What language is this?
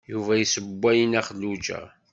Kabyle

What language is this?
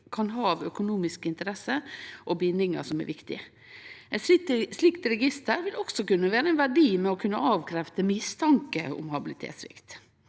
Norwegian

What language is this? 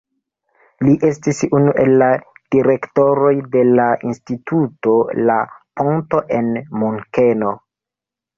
Esperanto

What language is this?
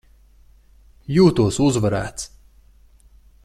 Latvian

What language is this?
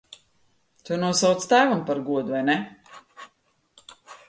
Latvian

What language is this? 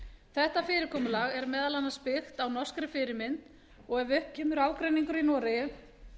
Icelandic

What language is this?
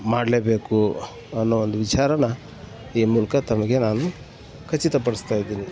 Kannada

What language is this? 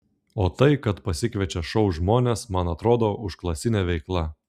Lithuanian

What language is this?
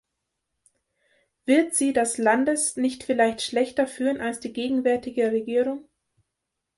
German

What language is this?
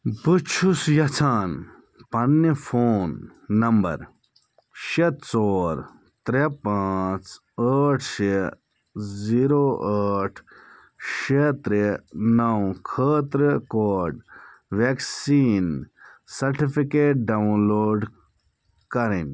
Kashmiri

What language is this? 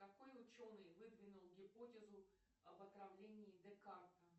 Russian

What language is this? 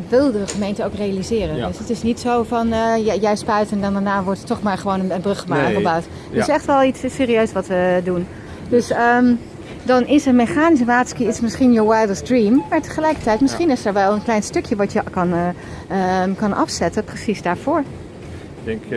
Dutch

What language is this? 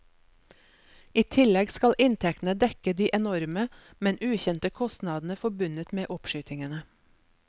Norwegian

